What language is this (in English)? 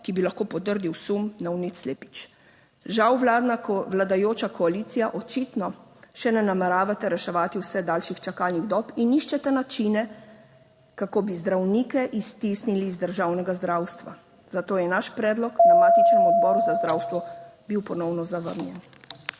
Slovenian